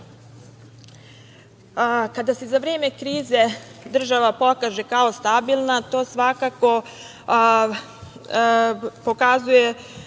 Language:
Serbian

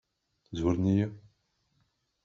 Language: Kabyle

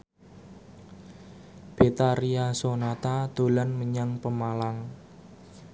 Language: Javanese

